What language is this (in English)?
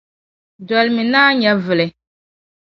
Dagbani